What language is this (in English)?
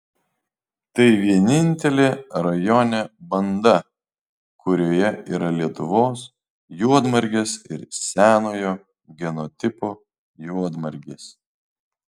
Lithuanian